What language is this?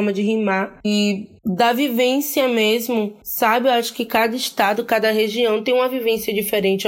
Portuguese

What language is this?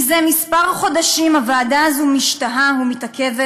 Hebrew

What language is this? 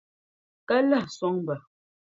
Dagbani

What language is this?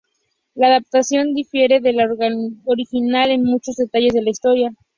Spanish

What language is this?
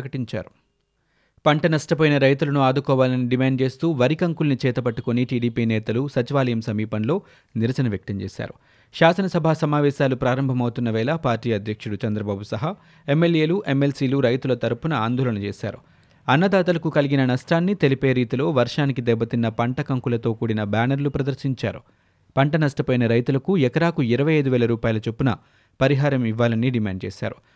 Telugu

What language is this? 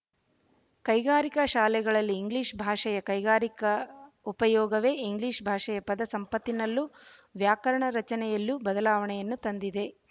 Kannada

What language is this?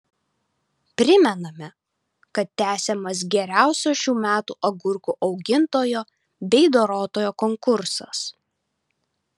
Lithuanian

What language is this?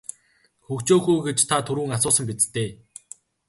Mongolian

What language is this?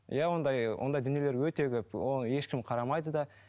Kazakh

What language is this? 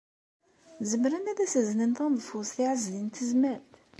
Kabyle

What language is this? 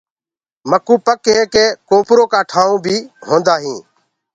Gurgula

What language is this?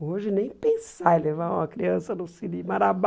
Portuguese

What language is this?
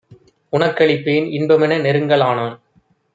Tamil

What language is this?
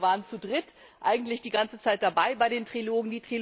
German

